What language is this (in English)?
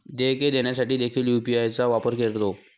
Marathi